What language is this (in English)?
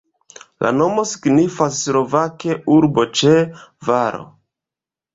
Esperanto